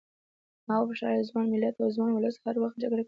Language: Pashto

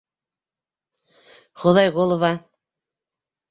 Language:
Bashkir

